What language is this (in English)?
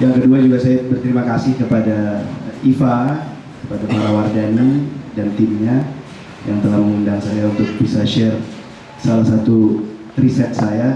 Indonesian